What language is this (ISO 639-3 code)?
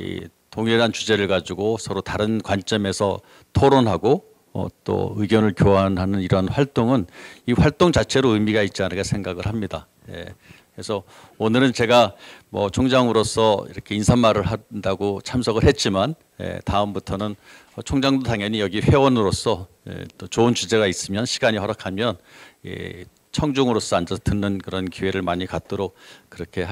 kor